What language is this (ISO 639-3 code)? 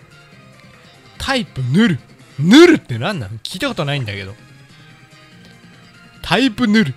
jpn